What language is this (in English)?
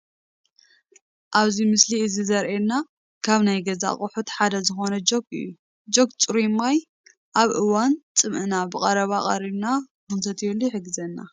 Tigrinya